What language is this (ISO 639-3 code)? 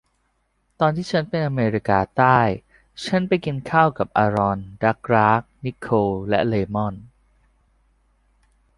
tha